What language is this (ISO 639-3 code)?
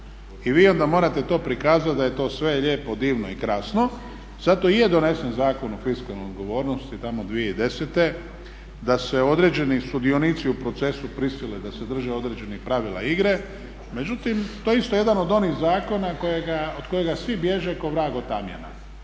hrv